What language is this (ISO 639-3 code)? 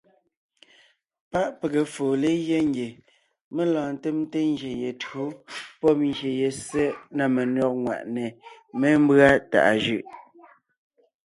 nnh